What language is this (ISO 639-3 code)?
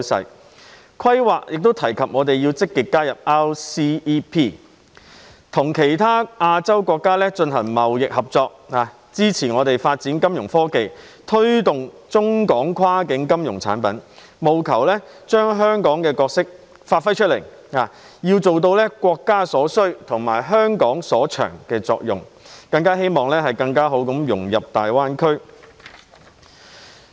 yue